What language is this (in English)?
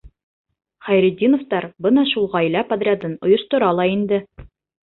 Bashkir